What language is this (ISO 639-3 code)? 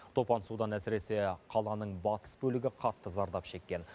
kaz